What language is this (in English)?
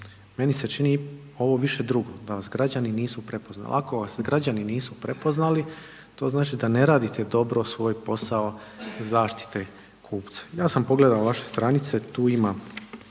Croatian